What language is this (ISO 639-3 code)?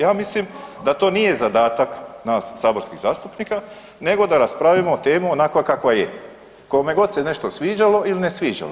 hrv